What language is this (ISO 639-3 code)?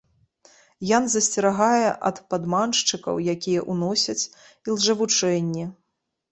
bel